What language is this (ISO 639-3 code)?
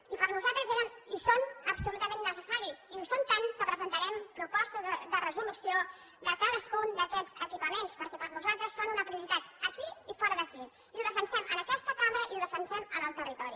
cat